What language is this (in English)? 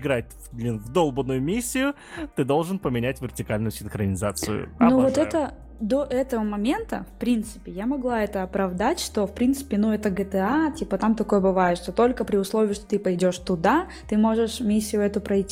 Russian